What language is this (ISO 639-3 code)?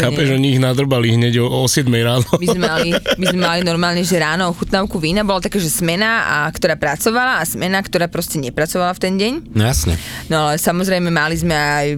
slk